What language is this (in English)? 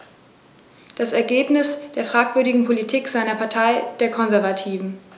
German